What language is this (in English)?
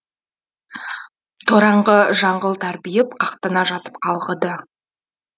Kazakh